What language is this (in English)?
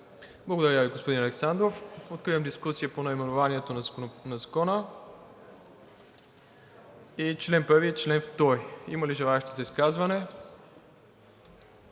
Bulgarian